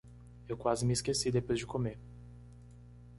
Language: Portuguese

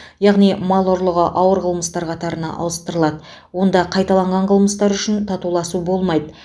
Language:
Kazakh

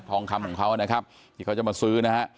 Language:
Thai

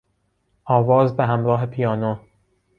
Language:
Persian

